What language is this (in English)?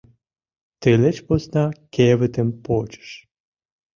Mari